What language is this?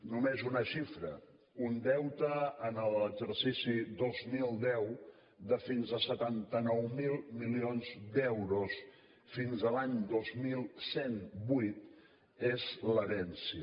Catalan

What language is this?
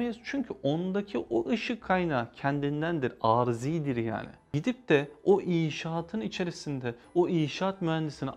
Turkish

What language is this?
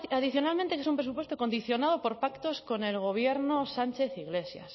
Spanish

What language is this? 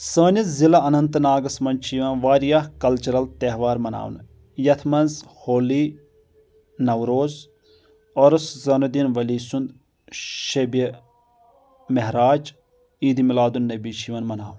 Kashmiri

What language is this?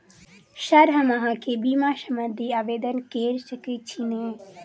Maithili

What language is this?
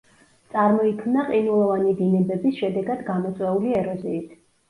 Georgian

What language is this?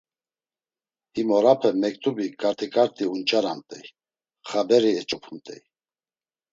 Laz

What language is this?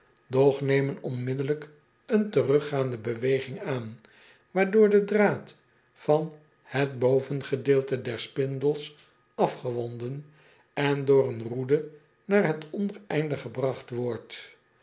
Dutch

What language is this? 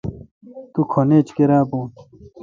Kalkoti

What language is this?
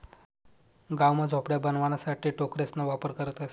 Marathi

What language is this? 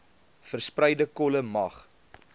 Afrikaans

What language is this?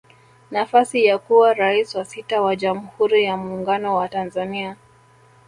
Swahili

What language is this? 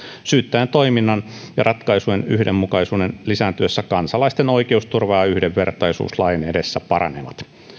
Finnish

